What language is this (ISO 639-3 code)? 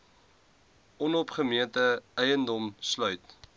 afr